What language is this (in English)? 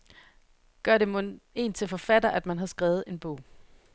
Danish